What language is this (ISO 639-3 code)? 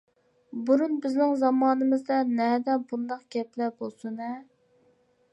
uig